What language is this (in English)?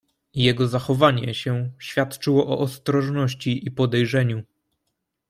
Polish